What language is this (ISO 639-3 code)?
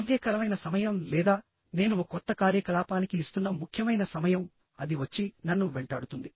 tel